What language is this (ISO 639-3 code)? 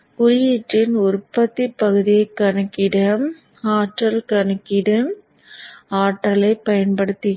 tam